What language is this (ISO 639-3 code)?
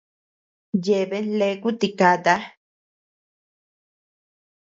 cux